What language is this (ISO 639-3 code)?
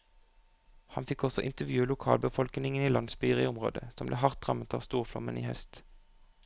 nor